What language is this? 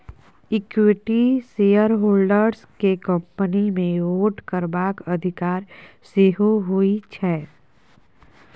Maithili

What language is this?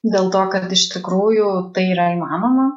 Lithuanian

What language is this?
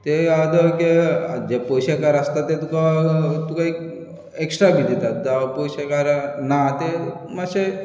Konkani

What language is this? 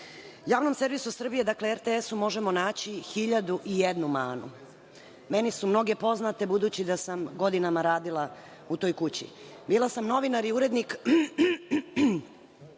Serbian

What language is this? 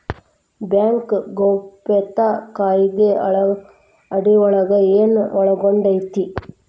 Kannada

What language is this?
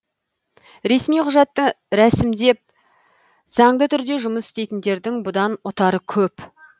Kazakh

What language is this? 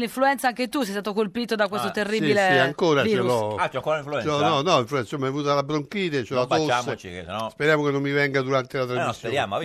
Italian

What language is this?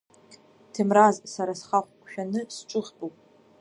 Abkhazian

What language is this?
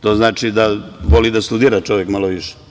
Serbian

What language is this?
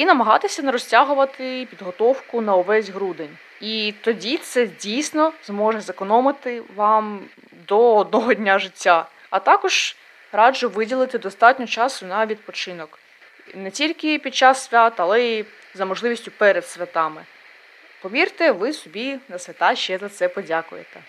Ukrainian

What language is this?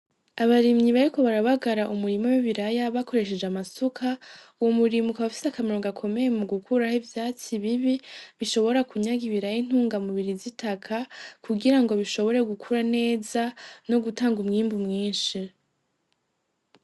Rundi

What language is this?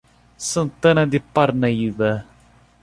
Portuguese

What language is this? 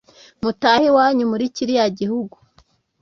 Kinyarwanda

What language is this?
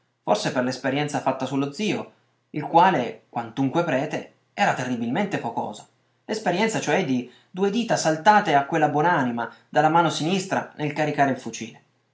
Italian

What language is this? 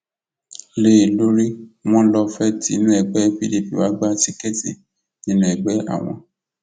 Yoruba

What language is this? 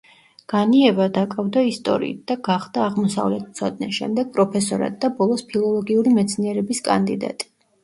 Georgian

